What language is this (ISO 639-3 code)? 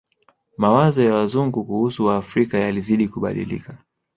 swa